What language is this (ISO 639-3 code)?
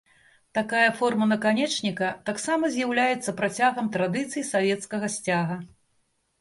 bel